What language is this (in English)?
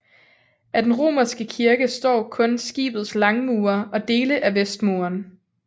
Danish